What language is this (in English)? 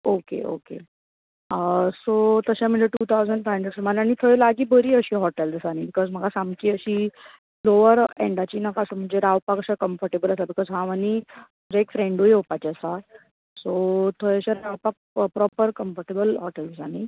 Konkani